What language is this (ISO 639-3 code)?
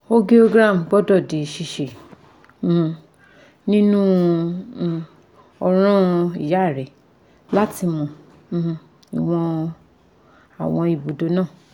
yor